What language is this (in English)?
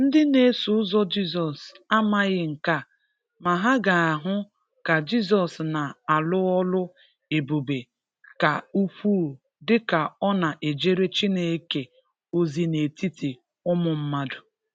Igbo